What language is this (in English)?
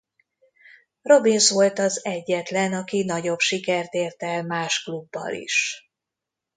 Hungarian